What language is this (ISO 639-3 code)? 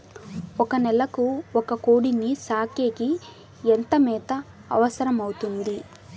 tel